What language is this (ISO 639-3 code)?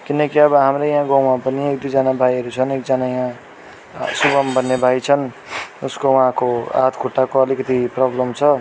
nep